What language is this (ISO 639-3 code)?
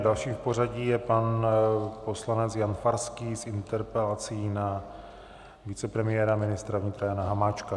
ces